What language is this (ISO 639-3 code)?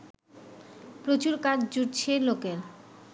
ben